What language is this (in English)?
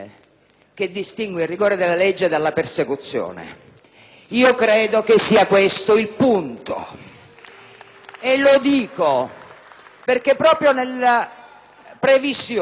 Italian